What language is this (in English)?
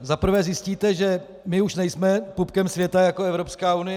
Czech